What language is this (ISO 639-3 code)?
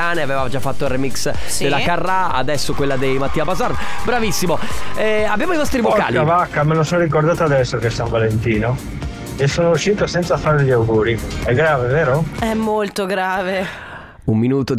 ita